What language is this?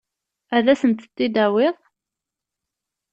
Kabyle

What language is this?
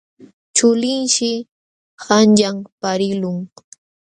Jauja Wanca Quechua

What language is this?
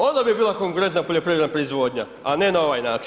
Croatian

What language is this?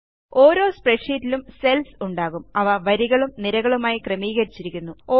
Malayalam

